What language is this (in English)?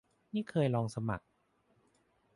Thai